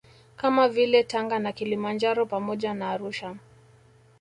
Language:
Swahili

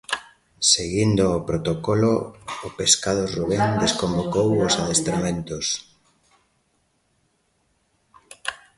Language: Galician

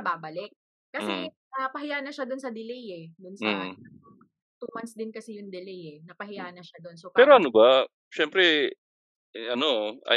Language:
Filipino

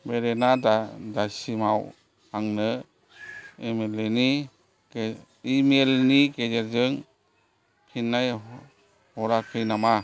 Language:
Bodo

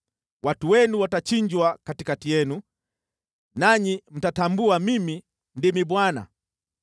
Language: Swahili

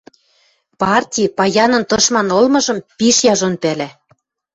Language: Western Mari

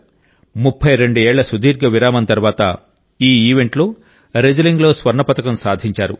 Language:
Telugu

